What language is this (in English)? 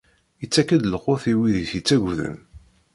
Kabyle